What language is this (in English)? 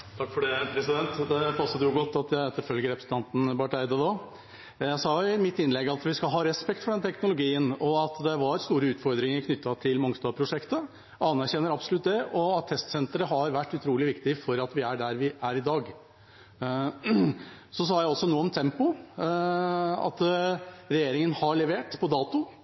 Norwegian Bokmål